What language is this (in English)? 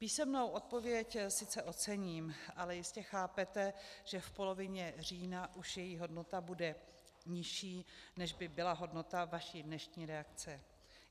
Czech